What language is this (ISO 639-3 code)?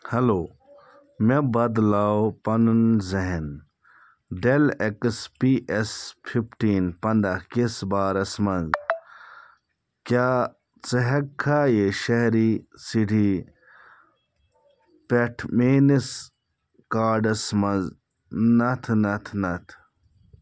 kas